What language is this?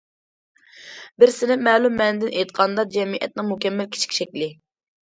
Uyghur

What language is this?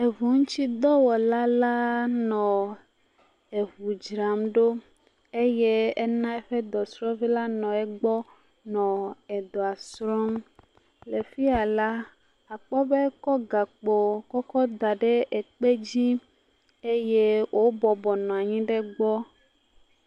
Ewe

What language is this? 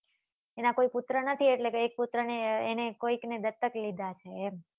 Gujarati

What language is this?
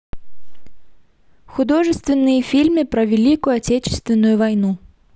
Russian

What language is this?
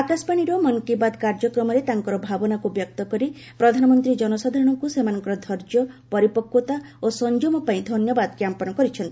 Odia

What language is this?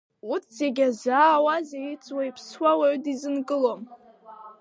Abkhazian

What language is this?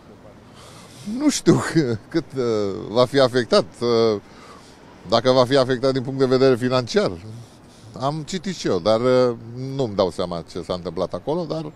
Romanian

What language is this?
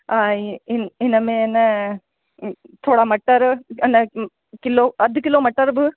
Sindhi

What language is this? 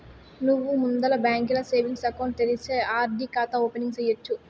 Telugu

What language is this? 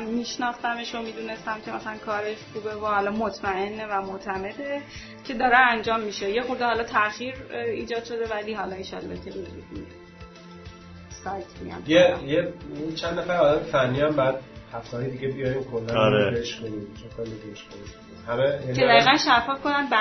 Persian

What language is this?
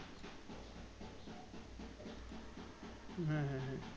Bangla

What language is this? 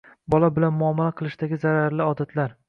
Uzbek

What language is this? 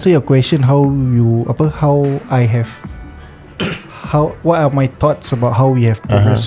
Malay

